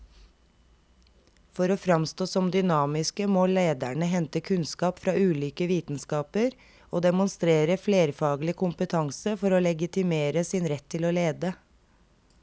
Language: Norwegian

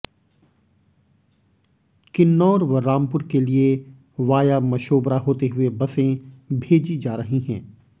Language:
Hindi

